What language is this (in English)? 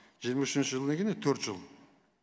Kazakh